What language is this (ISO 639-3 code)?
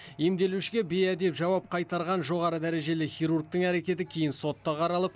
kaz